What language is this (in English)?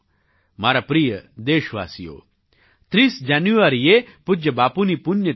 Gujarati